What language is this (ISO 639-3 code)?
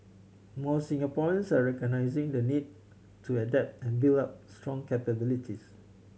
eng